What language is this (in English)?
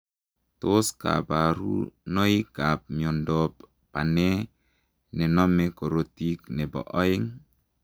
Kalenjin